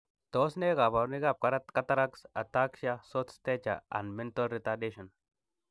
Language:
Kalenjin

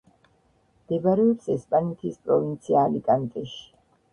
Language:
Georgian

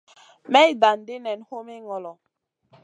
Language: Masana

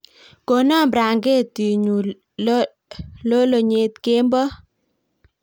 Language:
Kalenjin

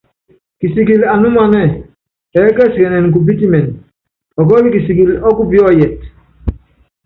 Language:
Yangben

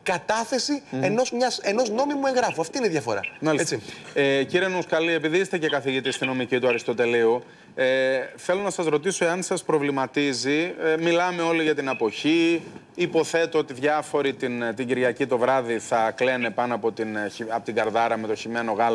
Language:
Greek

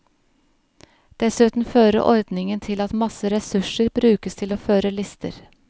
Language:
Norwegian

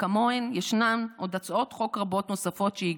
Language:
Hebrew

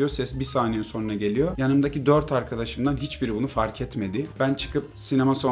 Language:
Turkish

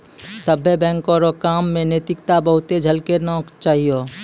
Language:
Maithili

